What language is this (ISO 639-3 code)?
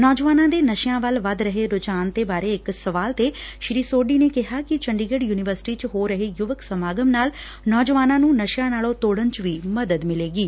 pan